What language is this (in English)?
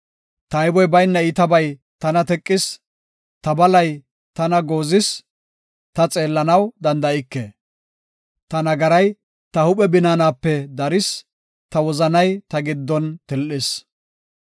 Gofa